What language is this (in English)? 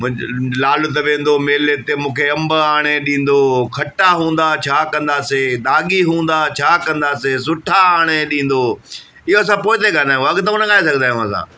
Sindhi